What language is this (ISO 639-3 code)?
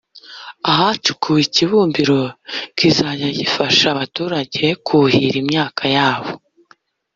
kin